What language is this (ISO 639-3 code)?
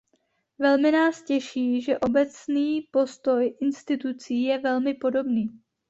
ces